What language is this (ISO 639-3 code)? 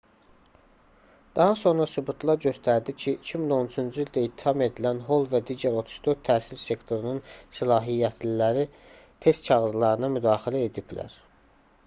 aze